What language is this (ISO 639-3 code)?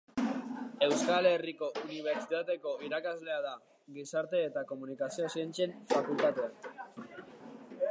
eus